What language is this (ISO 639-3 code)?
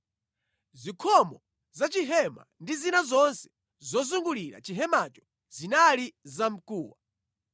nya